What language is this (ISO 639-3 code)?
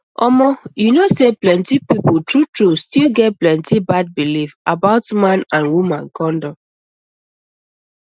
pcm